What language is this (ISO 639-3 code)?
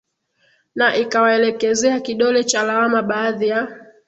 swa